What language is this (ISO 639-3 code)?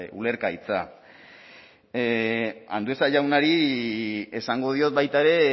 eus